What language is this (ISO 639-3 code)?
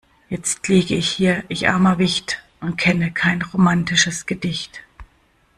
deu